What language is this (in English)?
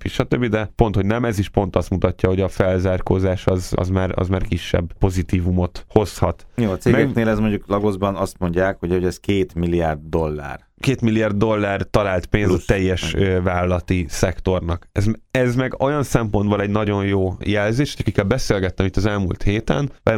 Hungarian